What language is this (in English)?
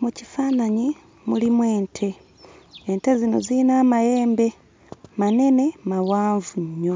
Ganda